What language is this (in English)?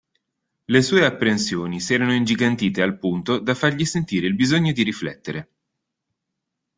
Italian